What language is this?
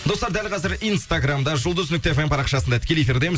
Kazakh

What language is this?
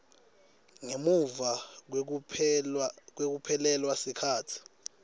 Swati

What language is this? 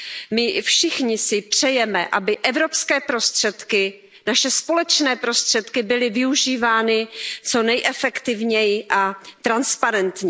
Czech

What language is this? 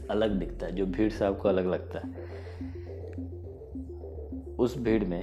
Hindi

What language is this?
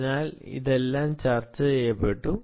Malayalam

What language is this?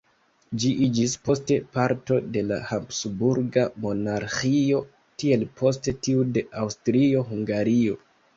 Esperanto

